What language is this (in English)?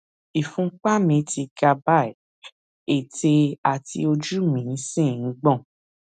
Yoruba